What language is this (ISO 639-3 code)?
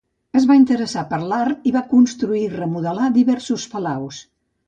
cat